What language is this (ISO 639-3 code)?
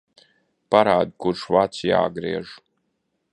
lav